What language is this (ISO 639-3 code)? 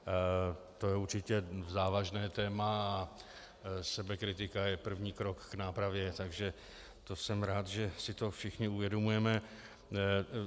ces